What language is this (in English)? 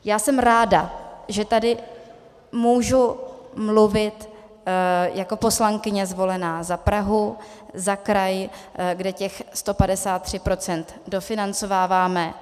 Czech